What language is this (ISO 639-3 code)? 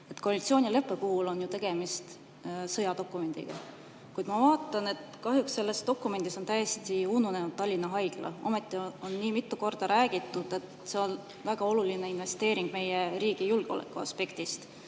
est